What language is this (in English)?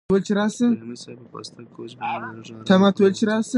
Pashto